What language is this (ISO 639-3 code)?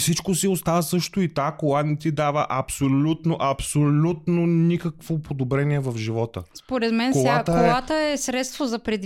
bul